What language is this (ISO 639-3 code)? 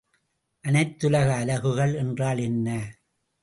tam